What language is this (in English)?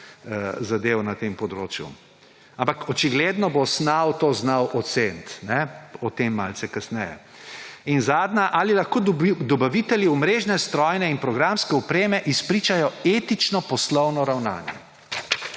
Slovenian